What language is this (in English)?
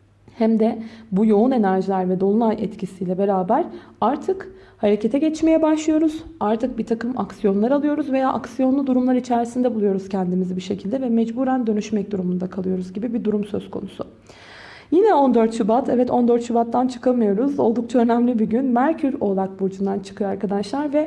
Turkish